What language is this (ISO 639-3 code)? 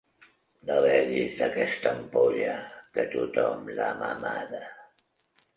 cat